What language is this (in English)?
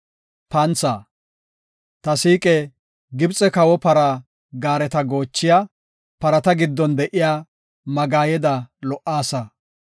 Gofa